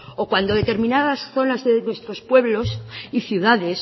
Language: Spanish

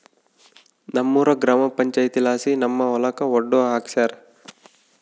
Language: Kannada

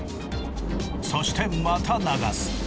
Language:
Japanese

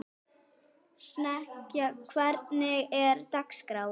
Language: Icelandic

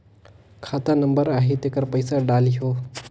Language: Chhattisgarhi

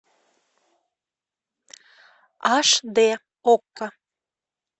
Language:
Russian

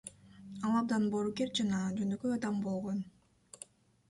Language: Kyrgyz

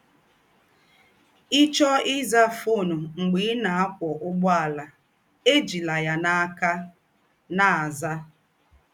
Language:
Igbo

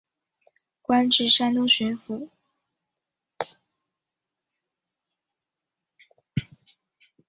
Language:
Chinese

